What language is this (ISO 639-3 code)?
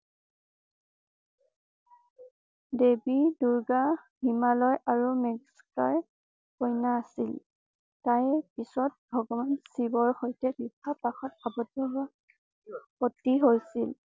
asm